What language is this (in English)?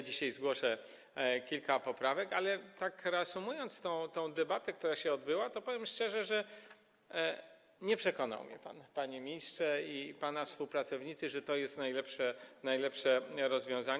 Polish